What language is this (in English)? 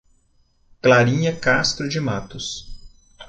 Portuguese